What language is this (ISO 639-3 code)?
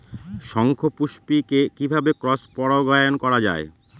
ben